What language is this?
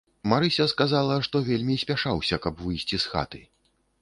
Belarusian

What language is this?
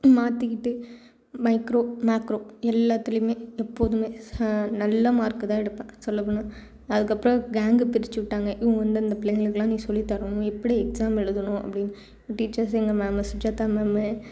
Tamil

